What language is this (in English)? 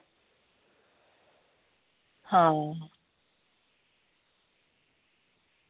Dogri